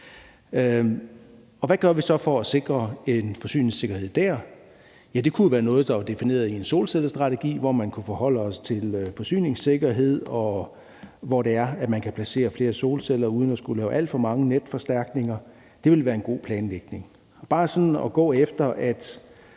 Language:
Danish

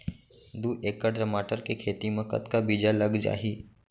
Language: Chhattisgarhi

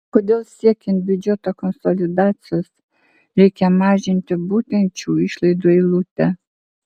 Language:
Lithuanian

